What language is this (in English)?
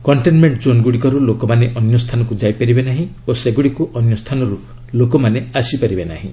Odia